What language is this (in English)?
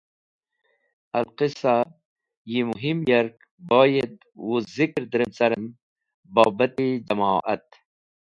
Wakhi